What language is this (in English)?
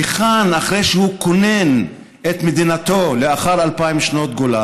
Hebrew